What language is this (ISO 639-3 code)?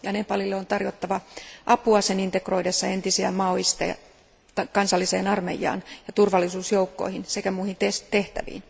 fin